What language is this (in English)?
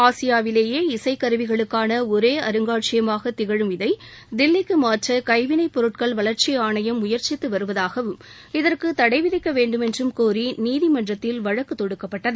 Tamil